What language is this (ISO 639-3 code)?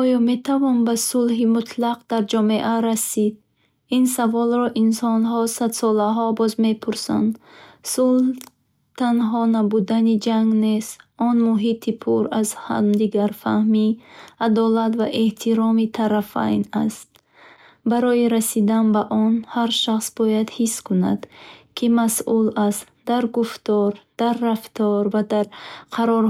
bhh